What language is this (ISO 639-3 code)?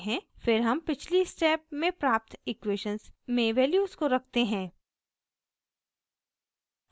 hin